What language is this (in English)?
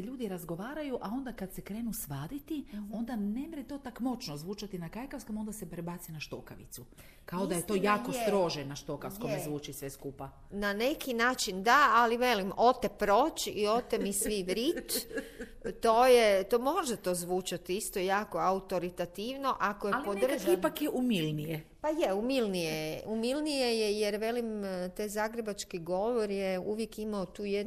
Croatian